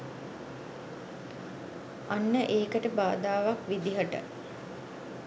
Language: Sinhala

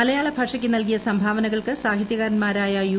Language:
Malayalam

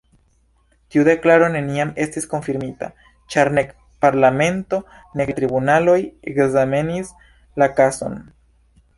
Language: Esperanto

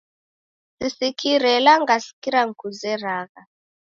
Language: Taita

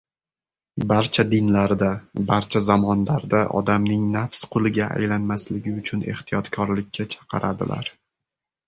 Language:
Uzbek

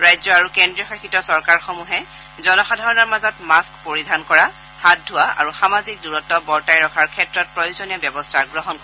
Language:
Assamese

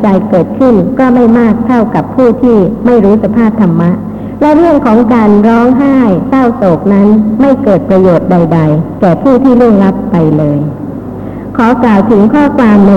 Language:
Thai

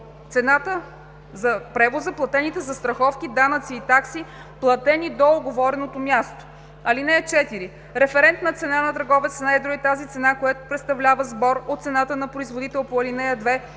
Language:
Bulgarian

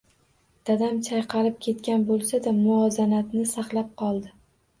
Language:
Uzbek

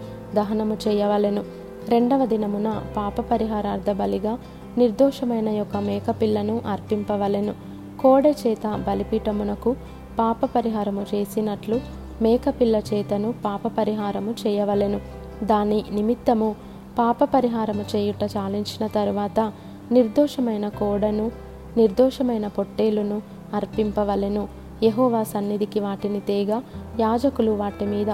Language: Telugu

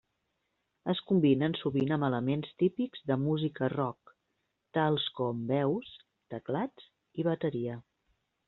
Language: Catalan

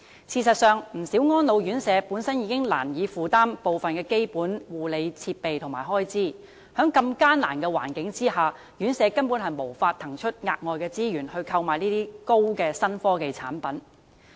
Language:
Cantonese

